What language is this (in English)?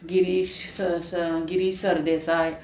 Konkani